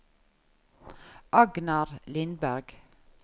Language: Norwegian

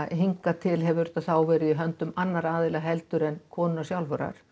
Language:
Icelandic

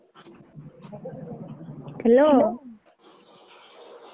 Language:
Odia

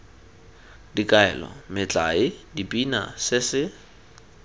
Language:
Tswana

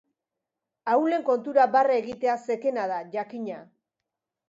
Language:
Basque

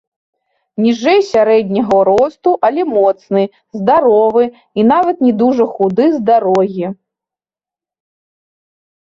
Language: Belarusian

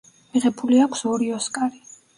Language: Georgian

